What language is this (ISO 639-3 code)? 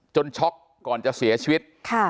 tha